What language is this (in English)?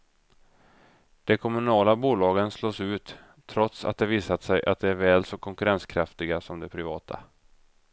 Swedish